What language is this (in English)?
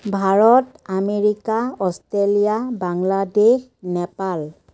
Assamese